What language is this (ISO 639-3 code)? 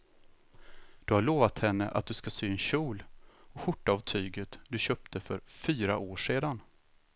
swe